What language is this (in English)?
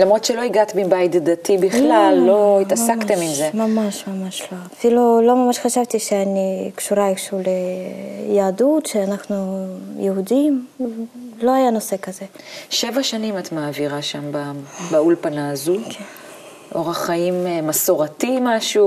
Hebrew